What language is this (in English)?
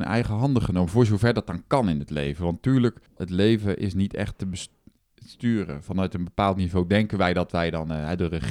Dutch